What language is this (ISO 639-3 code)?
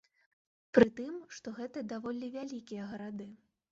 bel